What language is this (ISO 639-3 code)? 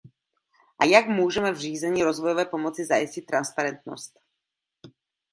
ces